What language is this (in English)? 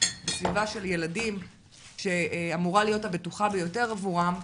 Hebrew